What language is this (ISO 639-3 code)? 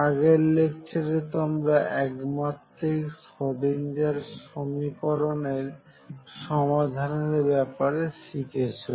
ben